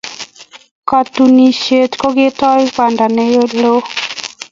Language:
Kalenjin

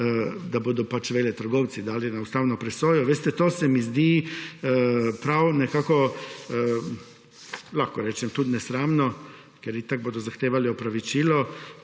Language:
Slovenian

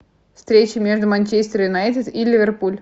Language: Russian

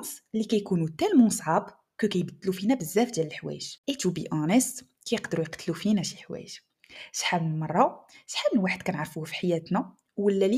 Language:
Arabic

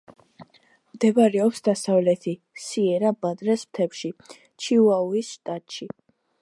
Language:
Georgian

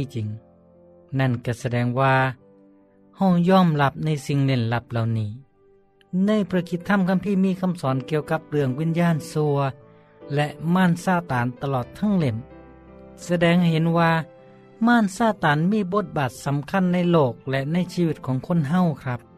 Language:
Thai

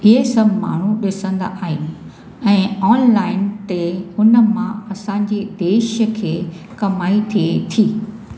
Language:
Sindhi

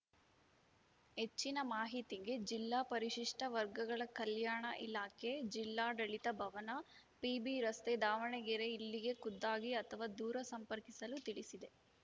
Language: Kannada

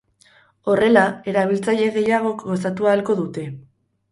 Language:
Basque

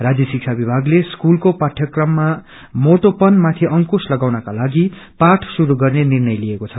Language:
Nepali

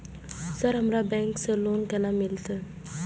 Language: Maithili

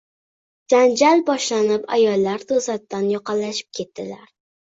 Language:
Uzbek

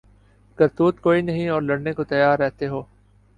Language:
Urdu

